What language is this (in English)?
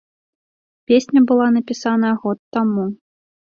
Belarusian